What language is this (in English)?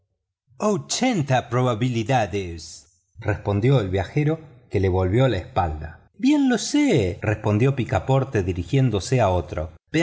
Spanish